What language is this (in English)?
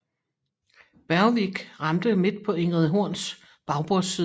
Danish